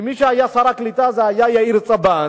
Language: Hebrew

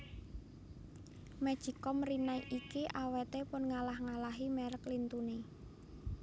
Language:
Javanese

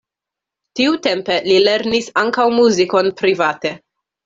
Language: Esperanto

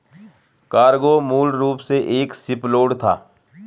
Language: Hindi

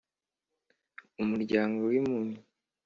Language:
Kinyarwanda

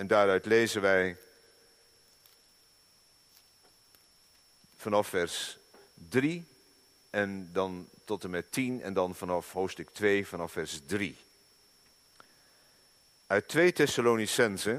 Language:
Dutch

